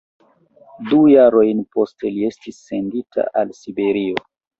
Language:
Esperanto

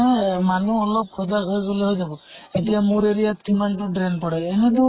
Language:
Assamese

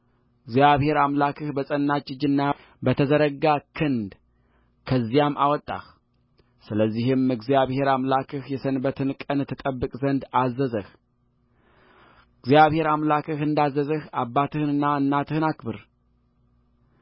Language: Amharic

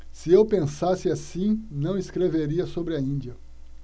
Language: Portuguese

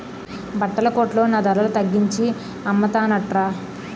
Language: Telugu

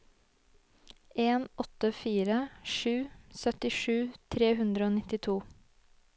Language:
Norwegian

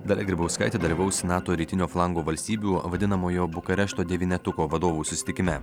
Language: Lithuanian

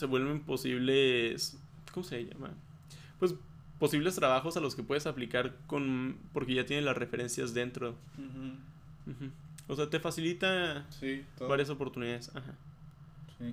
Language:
Spanish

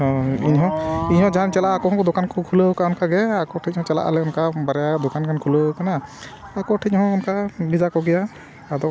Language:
Santali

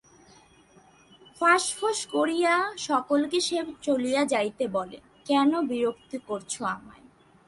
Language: Bangla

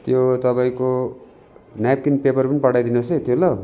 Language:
Nepali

